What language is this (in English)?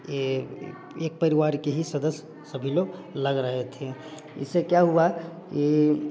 Hindi